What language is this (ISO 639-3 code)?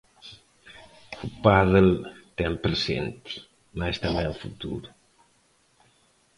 glg